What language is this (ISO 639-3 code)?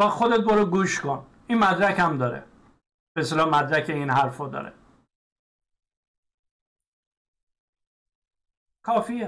fas